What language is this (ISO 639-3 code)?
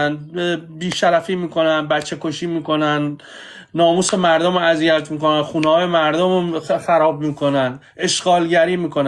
fas